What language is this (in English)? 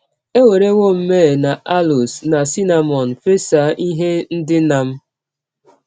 Igbo